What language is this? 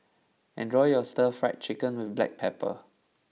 English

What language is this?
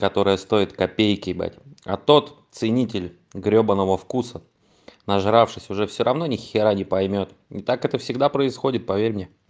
Russian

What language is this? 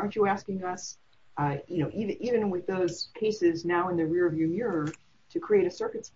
English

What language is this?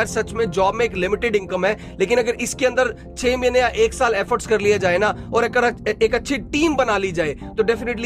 Hindi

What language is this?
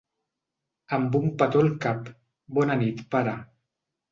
Catalan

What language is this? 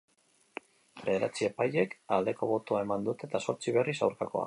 Basque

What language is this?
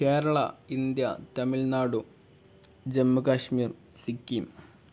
Malayalam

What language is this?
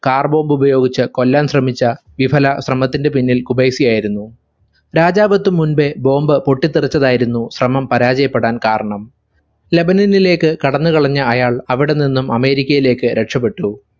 Malayalam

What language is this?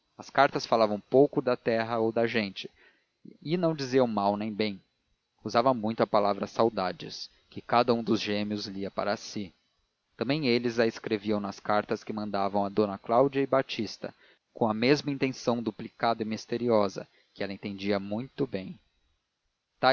Portuguese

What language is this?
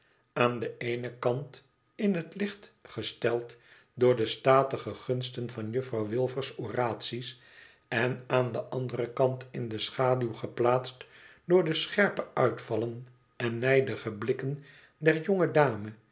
Dutch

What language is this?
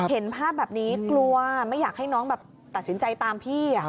Thai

